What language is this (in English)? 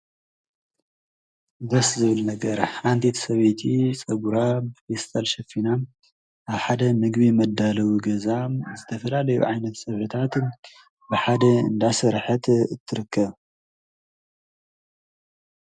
Tigrinya